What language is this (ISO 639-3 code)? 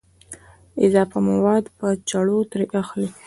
pus